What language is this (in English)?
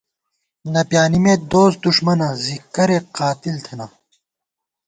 Gawar-Bati